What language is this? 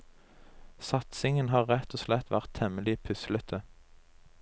Norwegian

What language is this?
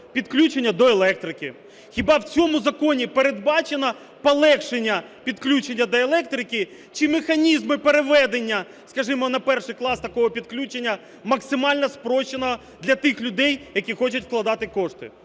Ukrainian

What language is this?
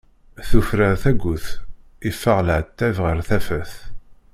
Kabyle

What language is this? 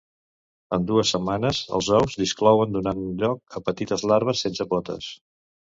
Catalan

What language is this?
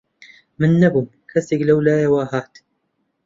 Central Kurdish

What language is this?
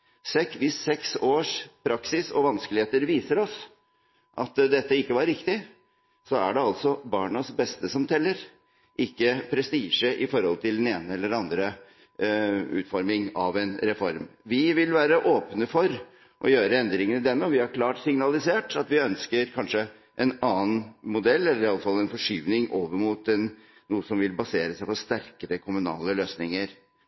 Norwegian Bokmål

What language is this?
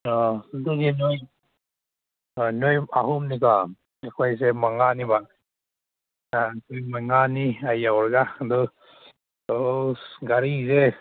Manipuri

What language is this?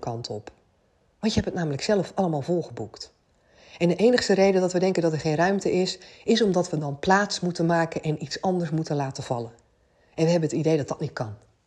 Dutch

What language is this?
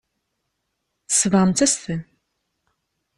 Kabyle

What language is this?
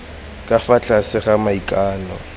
Tswana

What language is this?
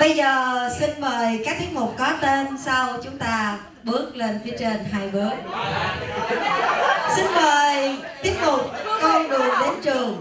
Vietnamese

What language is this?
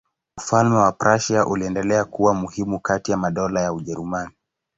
Swahili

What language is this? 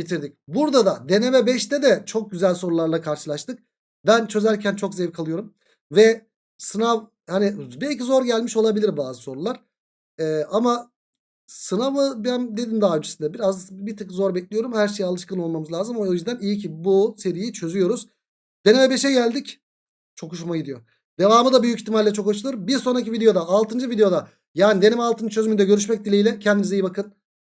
Turkish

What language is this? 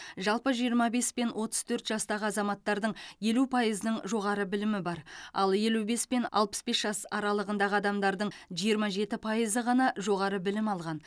Kazakh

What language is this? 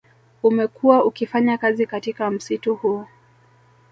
Swahili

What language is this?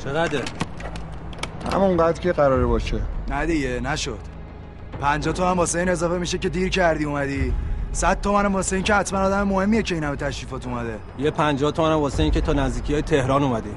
Persian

